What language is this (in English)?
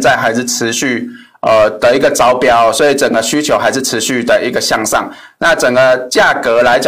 Chinese